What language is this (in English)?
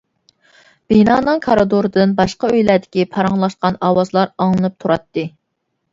Uyghur